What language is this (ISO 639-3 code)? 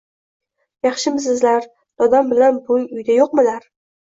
uzb